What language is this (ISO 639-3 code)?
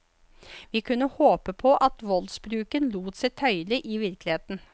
nor